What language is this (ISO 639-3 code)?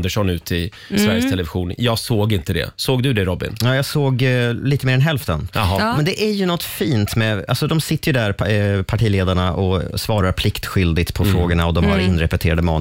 swe